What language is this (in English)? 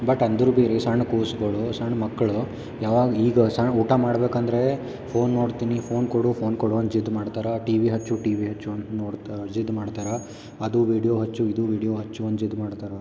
Kannada